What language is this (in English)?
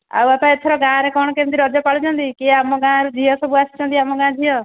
Odia